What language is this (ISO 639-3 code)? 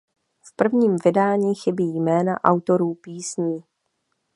ces